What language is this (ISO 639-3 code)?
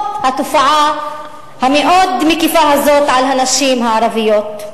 heb